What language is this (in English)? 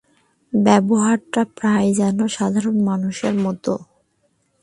Bangla